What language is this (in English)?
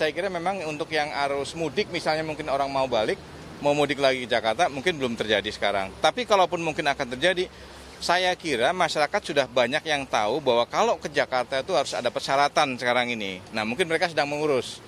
Indonesian